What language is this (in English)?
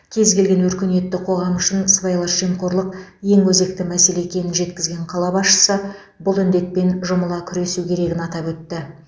Kazakh